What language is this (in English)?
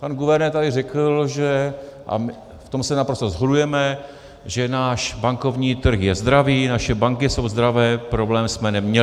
Czech